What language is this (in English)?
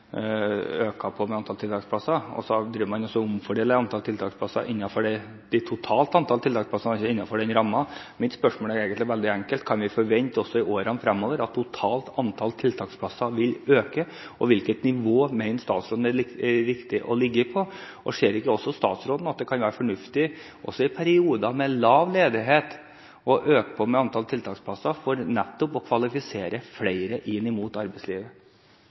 Norwegian Bokmål